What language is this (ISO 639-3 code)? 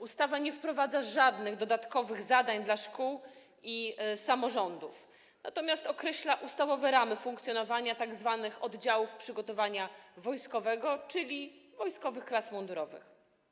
pol